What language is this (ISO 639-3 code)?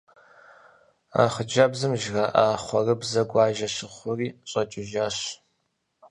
kbd